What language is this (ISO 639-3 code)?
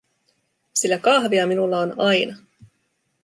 fin